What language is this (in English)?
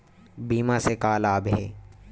Chhattisgarhi